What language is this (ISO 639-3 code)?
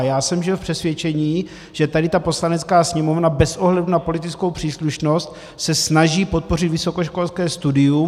ces